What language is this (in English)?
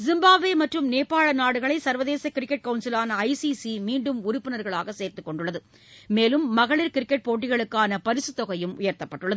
Tamil